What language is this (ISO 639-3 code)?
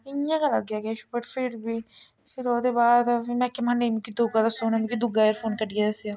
doi